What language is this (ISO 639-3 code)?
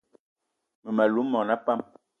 eto